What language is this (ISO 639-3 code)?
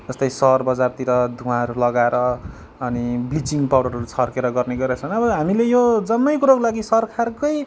nep